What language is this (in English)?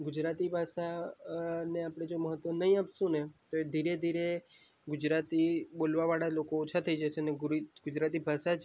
Gujarati